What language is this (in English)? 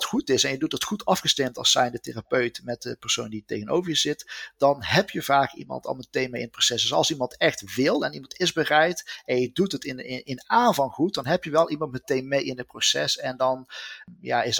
Dutch